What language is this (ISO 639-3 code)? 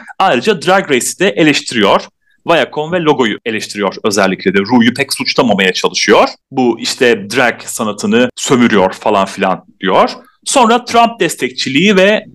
tur